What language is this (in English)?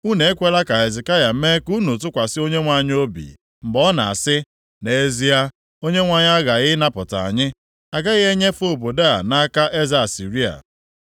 Igbo